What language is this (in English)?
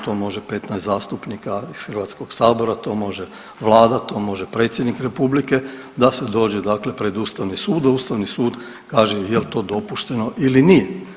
Croatian